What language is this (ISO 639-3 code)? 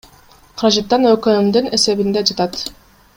kir